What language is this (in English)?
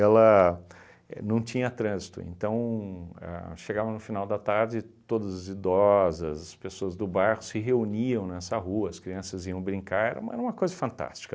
Portuguese